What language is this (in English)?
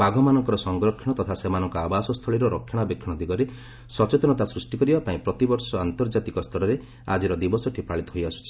Odia